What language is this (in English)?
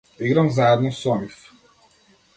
Macedonian